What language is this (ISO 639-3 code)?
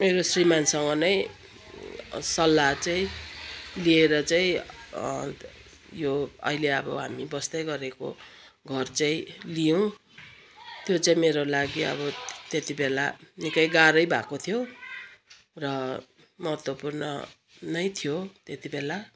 nep